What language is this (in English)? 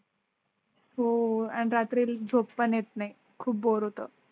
Marathi